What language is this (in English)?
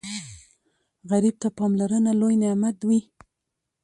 Pashto